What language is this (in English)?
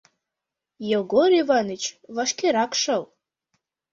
Mari